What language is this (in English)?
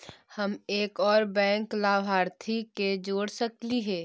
Magahi